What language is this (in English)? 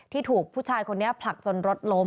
Thai